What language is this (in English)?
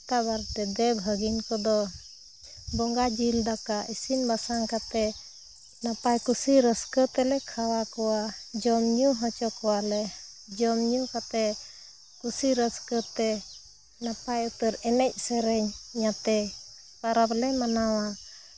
Santali